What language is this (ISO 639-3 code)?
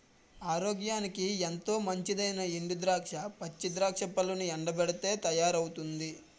tel